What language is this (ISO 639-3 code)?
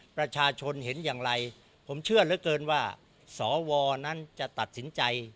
tha